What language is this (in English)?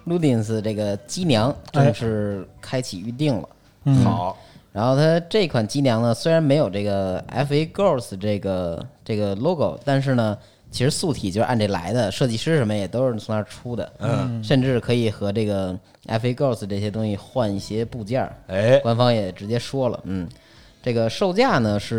Chinese